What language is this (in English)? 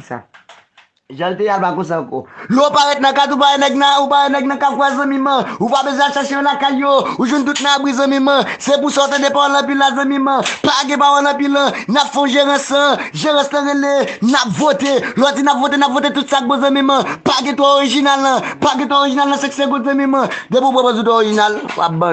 French